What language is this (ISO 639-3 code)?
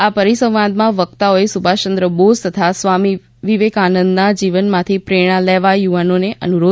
guj